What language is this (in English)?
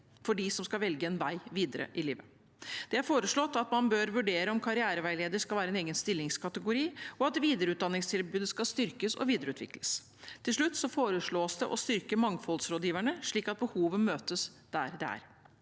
Norwegian